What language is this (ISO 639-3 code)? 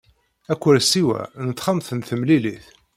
kab